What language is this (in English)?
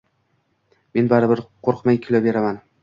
Uzbek